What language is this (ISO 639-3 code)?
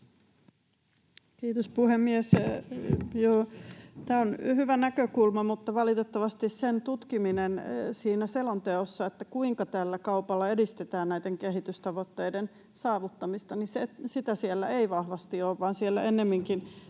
fin